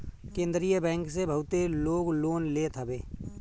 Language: Bhojpuri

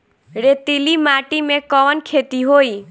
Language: Bhojpuri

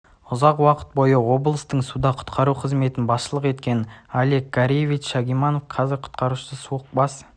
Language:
Kazakh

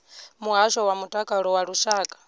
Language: Venda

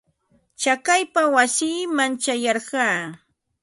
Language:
Ambo-Pasco Quechua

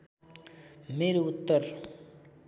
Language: Nepali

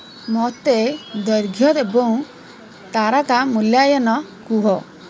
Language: Odia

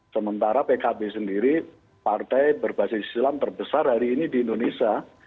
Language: Indonesian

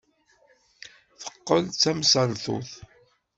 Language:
Kabyle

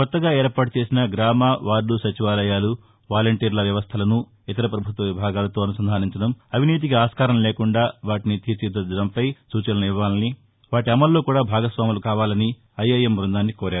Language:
Telugu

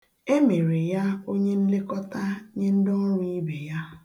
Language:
Igbo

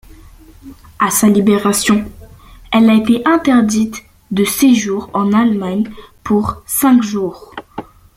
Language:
French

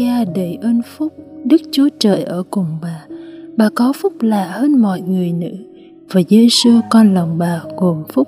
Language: Vietnamese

